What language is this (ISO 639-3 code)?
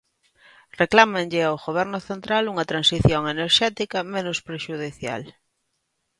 glg